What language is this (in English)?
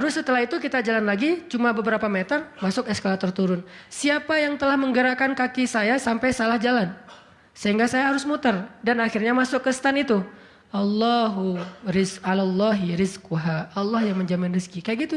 Indonesian